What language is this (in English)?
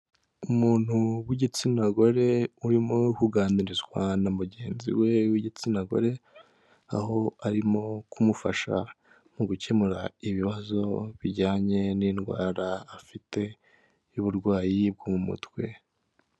Kinyarwanda